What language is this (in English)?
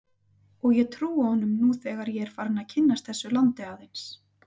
Icelandic